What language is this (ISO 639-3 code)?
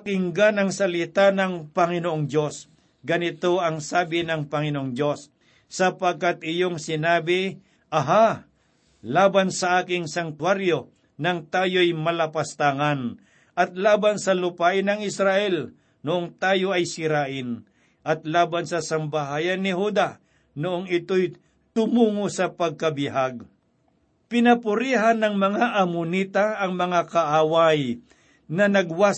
fil